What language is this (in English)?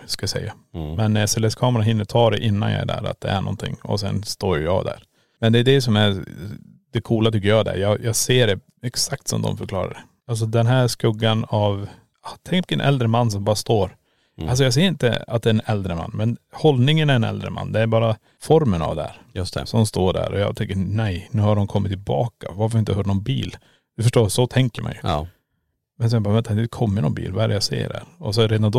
Swedish